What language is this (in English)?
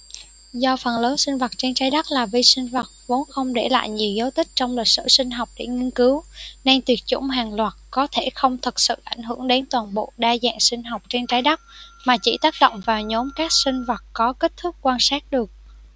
Vietnamese